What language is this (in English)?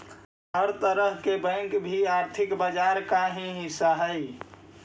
Magahi